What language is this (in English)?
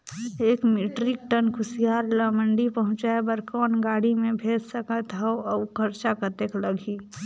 Chhattisgarhi